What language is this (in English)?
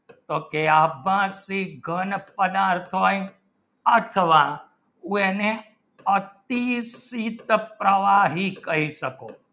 Gujarati